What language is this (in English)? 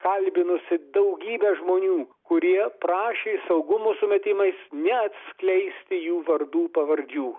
Lithuanian